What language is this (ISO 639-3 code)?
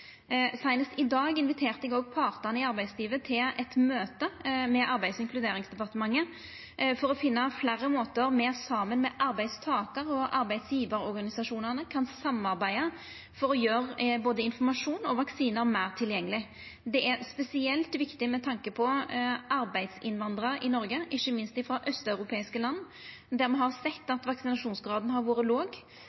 nno